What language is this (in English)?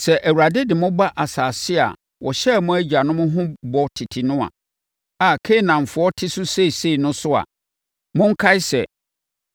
Akan